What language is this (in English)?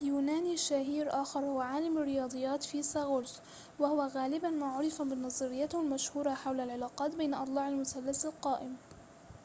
Arabic